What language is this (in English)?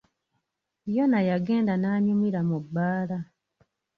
Ganda